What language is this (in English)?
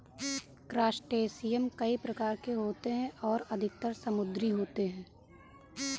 Hindi